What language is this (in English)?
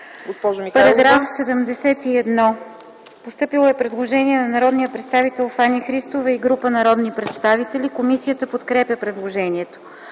Bulgarian